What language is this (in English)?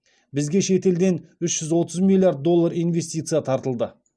Kazakh